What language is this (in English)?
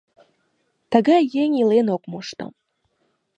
Mari